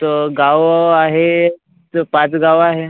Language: Marathi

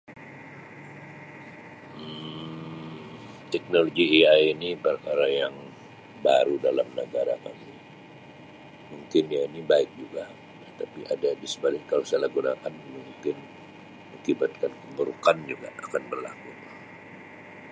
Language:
Sabah Malay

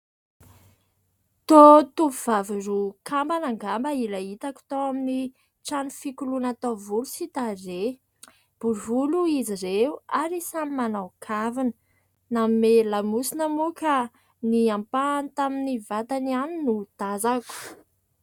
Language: Malagasy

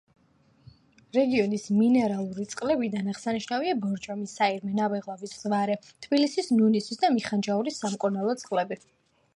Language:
Georgian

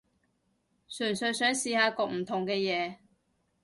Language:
Cantonese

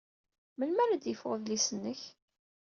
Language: Kabyle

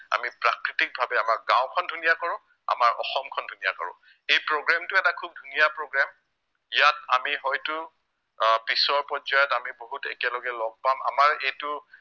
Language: Assamese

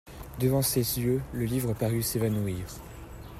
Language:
French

